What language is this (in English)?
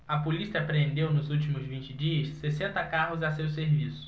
Portuguese